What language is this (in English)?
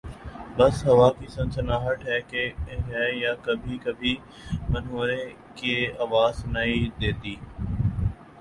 Urdu